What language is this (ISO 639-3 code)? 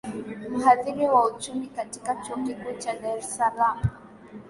swa